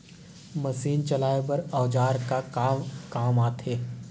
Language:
Chhattisgarhi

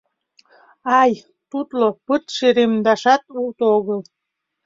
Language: Mari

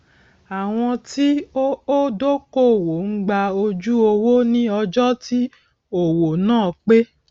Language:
Yoruba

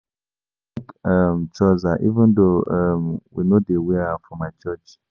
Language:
Nigerian Pidgin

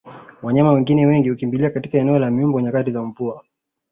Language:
Swahili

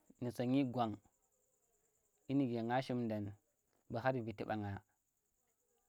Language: Tera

